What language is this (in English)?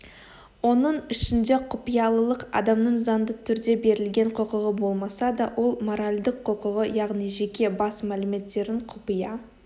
Kazakh